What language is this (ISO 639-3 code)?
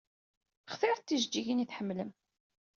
kab